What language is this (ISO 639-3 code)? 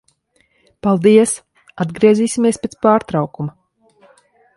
lav